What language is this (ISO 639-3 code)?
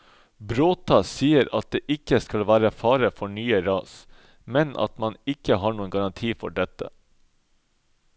nor